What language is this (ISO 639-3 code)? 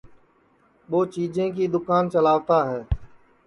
ssi